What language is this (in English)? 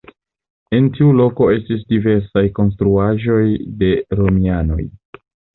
Esperanto